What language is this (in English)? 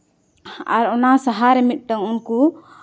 Santali